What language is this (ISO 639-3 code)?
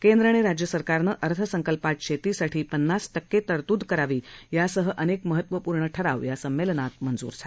mar